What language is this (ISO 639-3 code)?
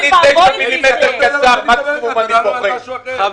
heb